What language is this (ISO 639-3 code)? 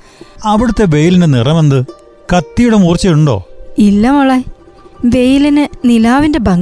mal